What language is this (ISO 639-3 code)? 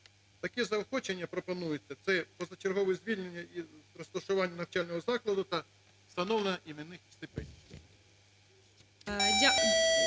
ukr